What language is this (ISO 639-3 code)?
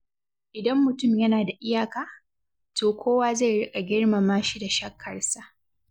hau